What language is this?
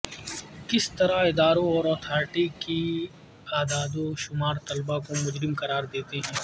Urdu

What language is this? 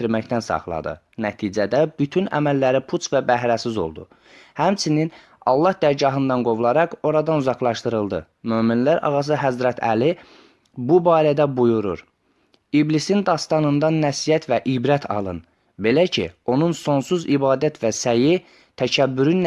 Turkish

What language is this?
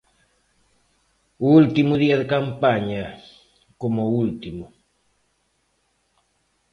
Galician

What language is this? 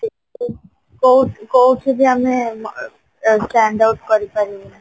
Odia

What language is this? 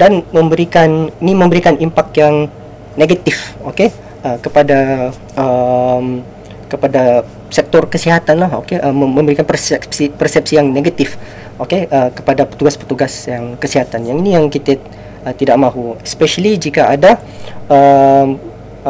Malay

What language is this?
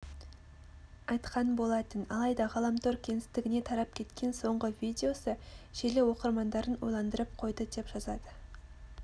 Kazakh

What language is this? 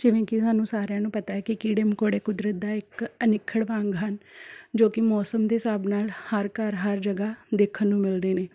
Punjabi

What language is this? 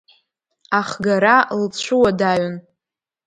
Abkhazian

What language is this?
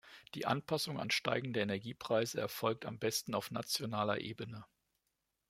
German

